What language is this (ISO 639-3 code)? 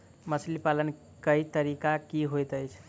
mai